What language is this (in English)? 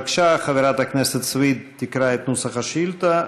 Hebrew